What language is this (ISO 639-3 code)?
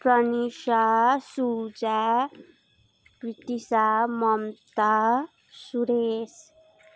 nep